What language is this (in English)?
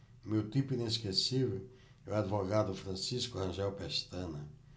Portuguese